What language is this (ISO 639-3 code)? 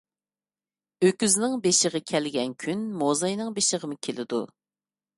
uig